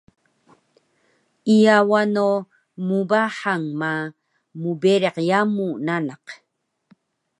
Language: Taroko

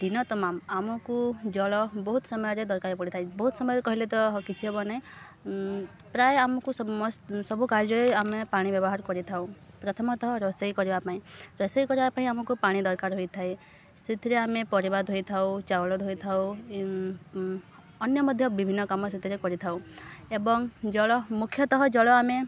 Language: Odia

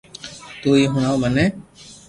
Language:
Loarki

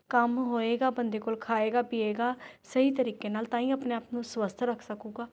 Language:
Punjabi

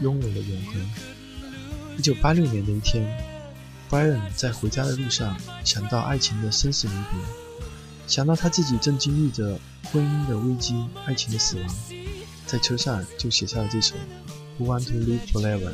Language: Chinese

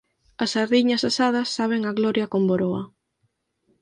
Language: Galician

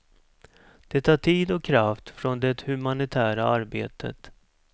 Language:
Swedish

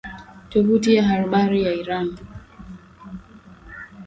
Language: Swahili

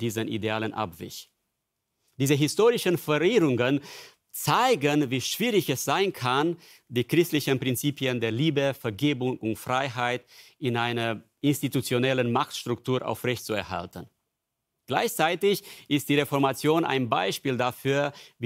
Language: German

